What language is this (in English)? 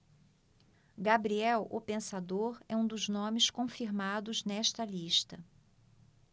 Portuguese